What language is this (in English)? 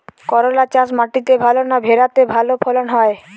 Bangla